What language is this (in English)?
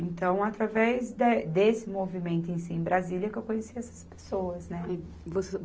Portuguese